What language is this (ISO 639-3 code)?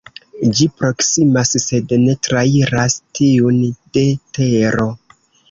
epo